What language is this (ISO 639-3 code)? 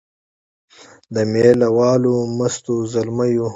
pus